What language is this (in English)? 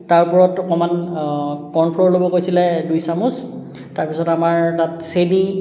Assamese